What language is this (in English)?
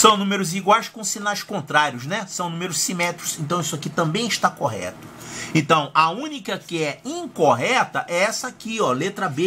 Portuguese